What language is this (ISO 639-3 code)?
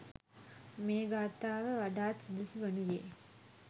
sin